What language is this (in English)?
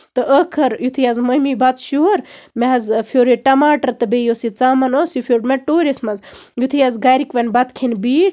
Kashmiri